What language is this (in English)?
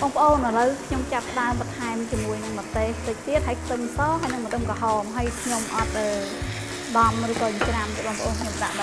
Vietnamese